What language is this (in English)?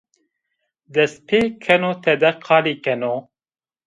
Zaza